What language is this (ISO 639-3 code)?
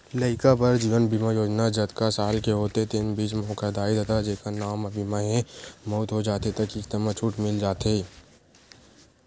hne